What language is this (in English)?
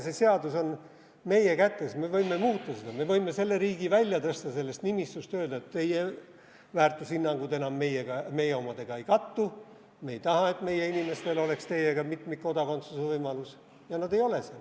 Estonian